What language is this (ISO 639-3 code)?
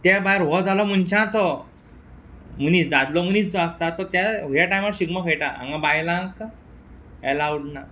kok